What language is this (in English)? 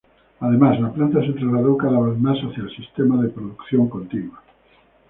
Spanish